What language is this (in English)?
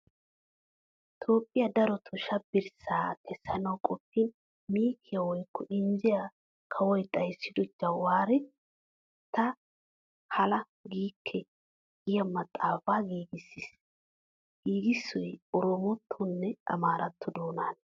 Wolaytta